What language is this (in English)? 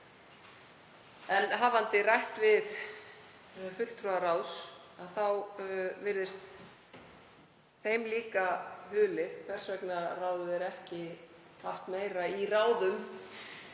Icelandic